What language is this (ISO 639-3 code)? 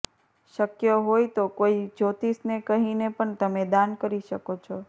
guj